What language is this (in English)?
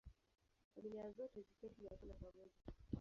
Swahili